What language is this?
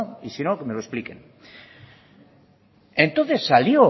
Spanish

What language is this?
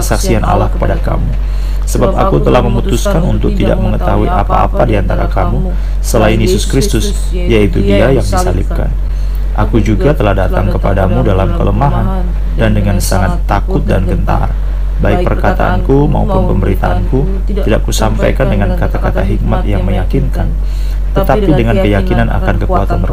Indonesian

